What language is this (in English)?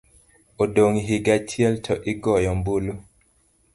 Luo (Kenya and Tanzania)